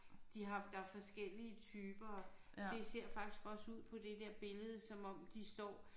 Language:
Danish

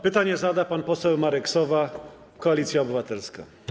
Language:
Polish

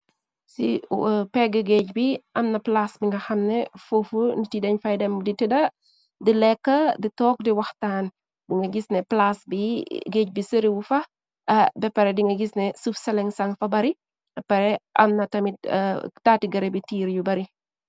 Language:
Wolof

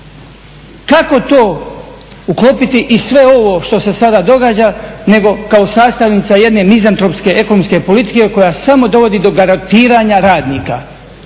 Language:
Croatian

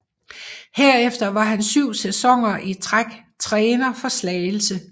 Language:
Danish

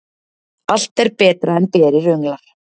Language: Icelandic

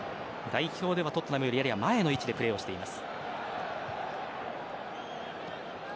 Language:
Japanese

